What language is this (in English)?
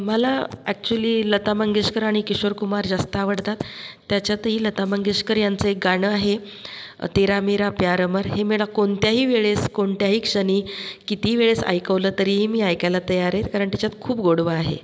Marathi